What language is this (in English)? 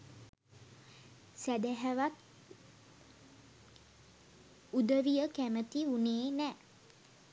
Sinhala